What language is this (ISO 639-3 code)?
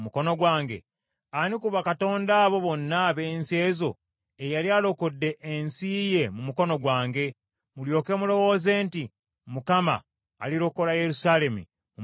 lug